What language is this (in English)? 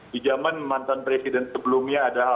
Indonesian